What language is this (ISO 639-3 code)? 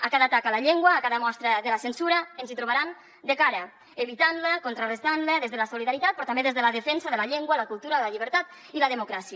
cat